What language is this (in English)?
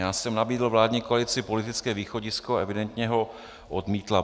Czech